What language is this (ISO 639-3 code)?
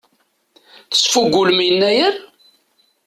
kab